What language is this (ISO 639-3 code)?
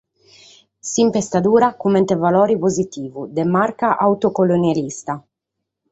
srd